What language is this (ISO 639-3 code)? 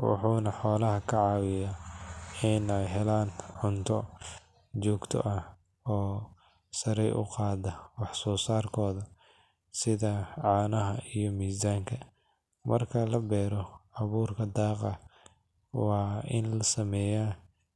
som